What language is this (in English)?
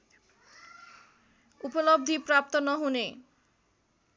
Nepali